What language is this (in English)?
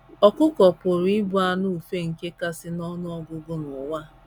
Igbo